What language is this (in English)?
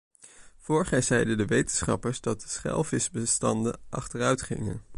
Dutch